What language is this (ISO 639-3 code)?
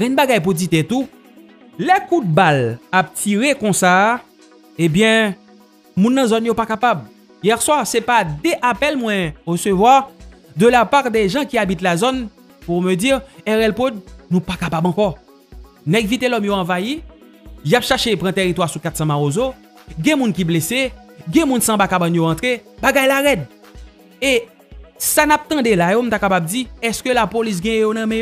fra